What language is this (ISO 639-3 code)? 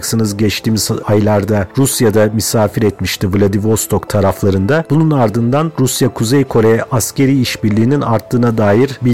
tur